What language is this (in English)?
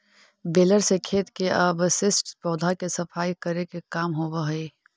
Magahi